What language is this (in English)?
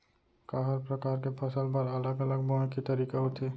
Chhattisgarhi